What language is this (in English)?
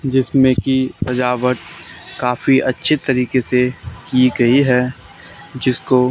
Hindi